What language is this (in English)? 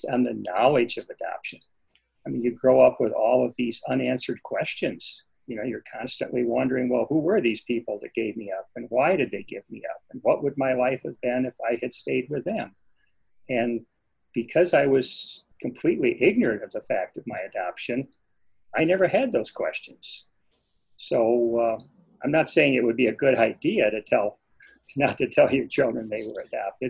English